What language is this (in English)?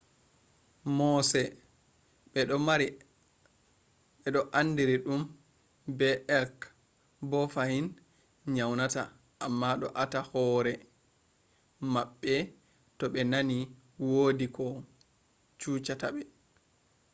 Fula